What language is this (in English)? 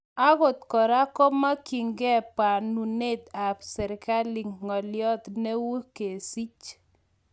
Kalenjin